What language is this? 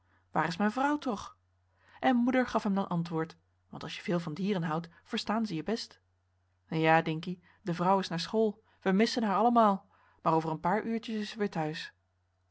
Dutch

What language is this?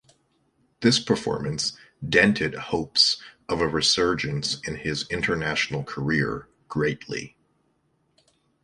English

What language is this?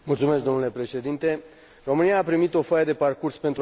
Romanian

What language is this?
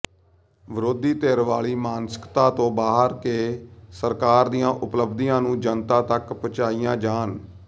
Punjabi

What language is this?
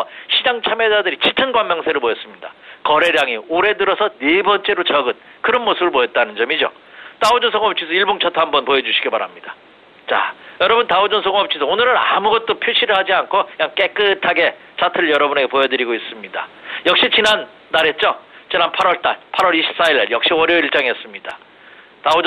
Korean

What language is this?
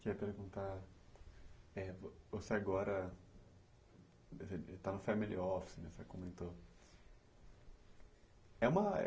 Portuguese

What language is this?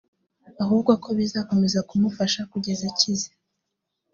Kinyarwanda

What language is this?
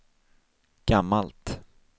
Swedish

